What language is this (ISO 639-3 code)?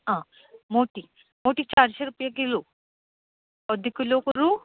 kok